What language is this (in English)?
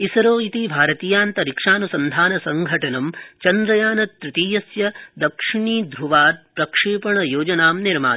Sanskrit